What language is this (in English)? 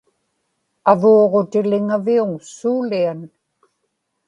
Inupiaq